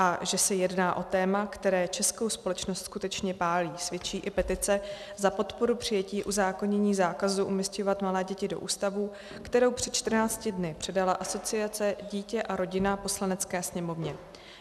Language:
Czech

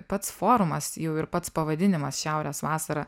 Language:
Lithuanian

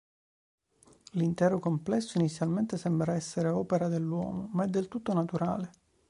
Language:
Italian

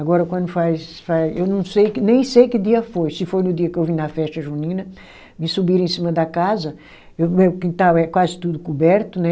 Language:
Portuguese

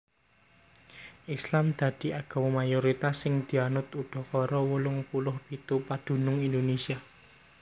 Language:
Javanese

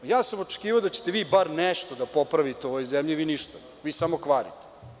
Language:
Serbian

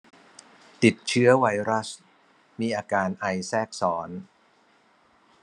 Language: Thai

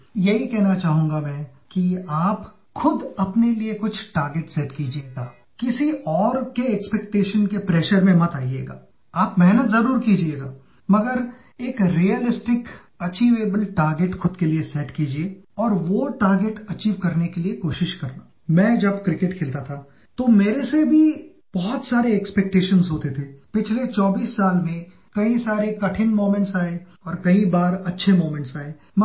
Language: English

